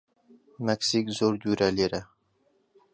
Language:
Central Kurdish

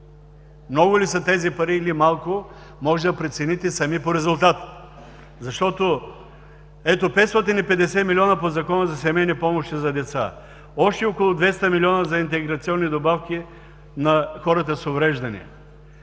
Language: Bulgarian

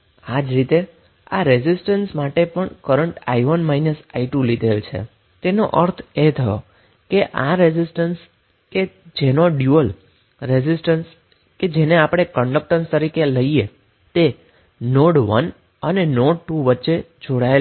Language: Gujarati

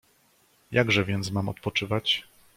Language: Polish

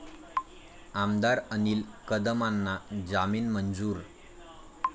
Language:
Marathi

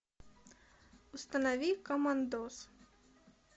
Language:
Russian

